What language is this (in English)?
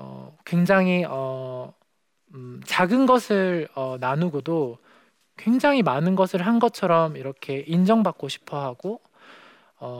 Korean